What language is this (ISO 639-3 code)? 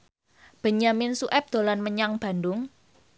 jav